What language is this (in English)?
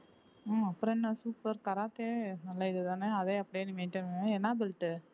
Tamil